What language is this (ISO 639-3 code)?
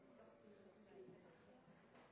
nob